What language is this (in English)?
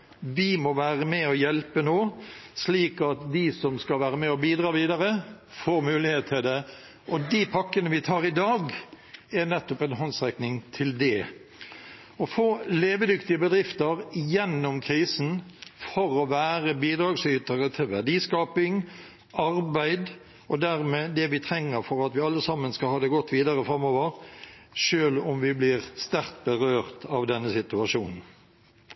Norwegian Bokmål